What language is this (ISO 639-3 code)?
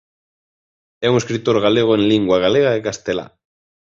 glg